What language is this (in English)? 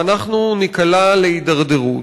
Hebrew